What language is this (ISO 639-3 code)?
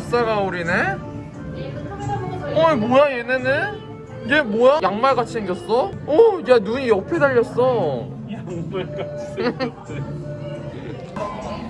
kor